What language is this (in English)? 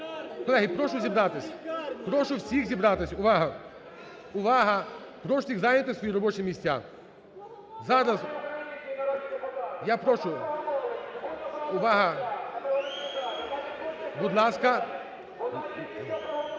Ukrainian